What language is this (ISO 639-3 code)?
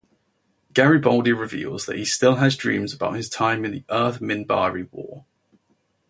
eng